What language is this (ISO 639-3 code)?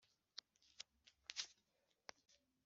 kin